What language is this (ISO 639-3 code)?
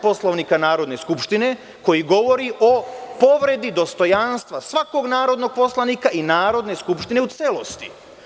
srp